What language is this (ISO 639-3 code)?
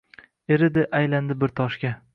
uzb